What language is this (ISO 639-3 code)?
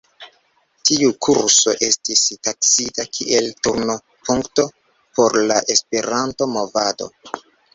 epo